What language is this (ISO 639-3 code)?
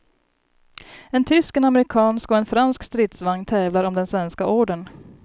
swe